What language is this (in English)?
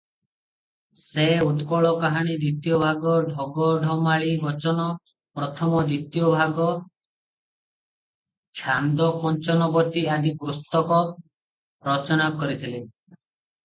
Odia